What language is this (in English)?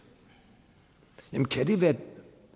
Danish